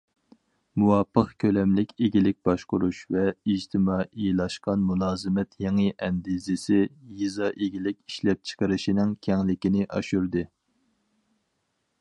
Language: Uyghur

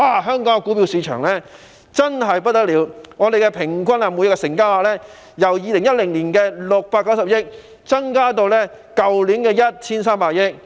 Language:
Cantonese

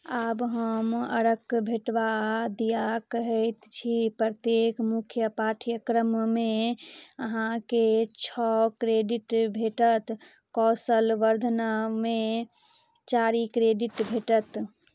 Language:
Maithili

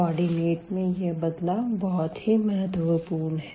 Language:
Hindi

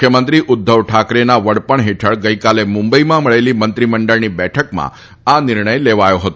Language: Gujarati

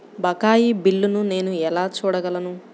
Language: Telugu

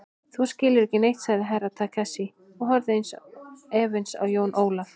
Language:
Icelandic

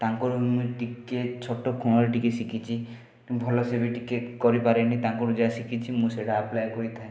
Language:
Odia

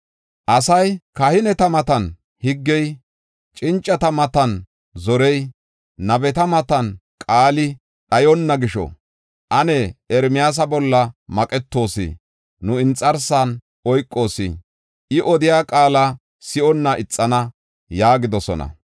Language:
Gofa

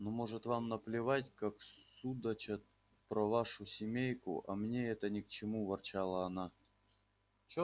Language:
Russian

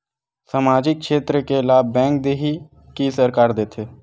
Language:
Chhattisgarhi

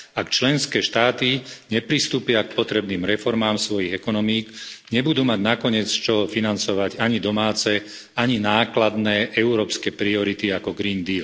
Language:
Slovak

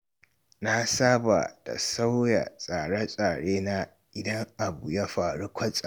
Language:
Hausa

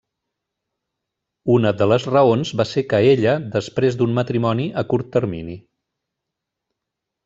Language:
Catalan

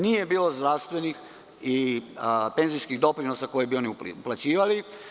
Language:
Serbian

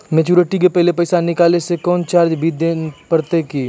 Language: Maithili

